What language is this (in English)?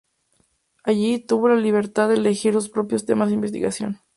Spanish